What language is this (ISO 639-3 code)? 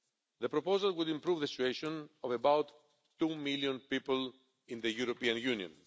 eng